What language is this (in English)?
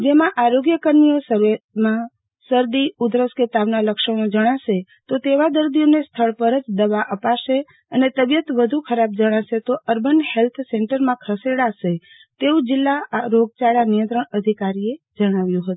Gujarati